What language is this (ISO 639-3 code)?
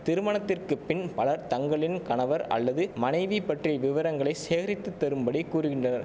tam